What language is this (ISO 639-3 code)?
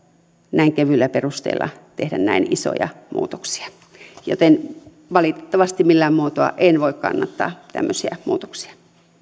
fin